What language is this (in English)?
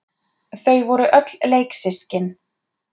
Icelandic